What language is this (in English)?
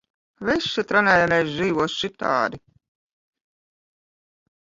Latvian